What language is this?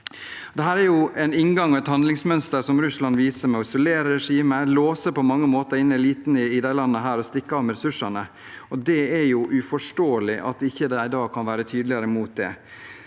Norwegian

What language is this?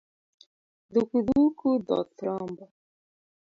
Luo (Kenya and Tanzania)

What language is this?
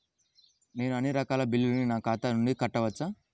Telugu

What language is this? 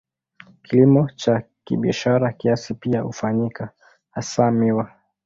Swahili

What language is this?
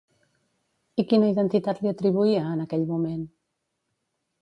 Catalan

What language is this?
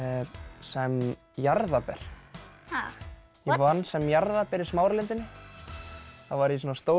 Icelandic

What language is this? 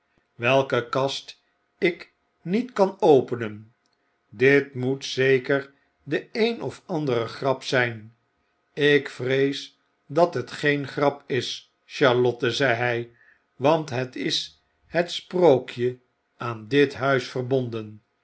Dutch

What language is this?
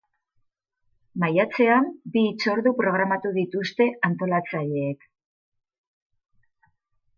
Basque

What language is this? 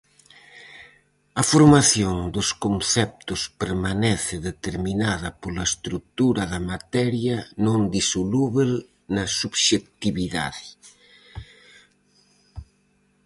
Galician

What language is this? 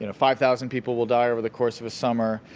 English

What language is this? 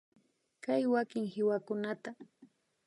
Imbabura Highland Quichua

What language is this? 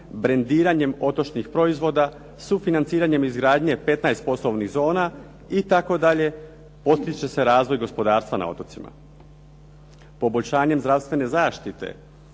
Croatian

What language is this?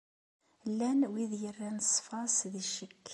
Kabyle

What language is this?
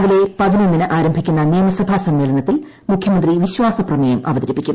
Malayalam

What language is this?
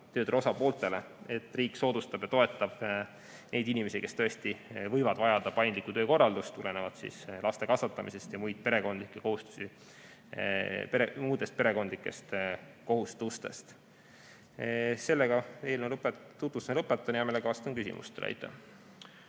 Estonian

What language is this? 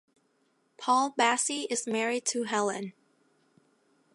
English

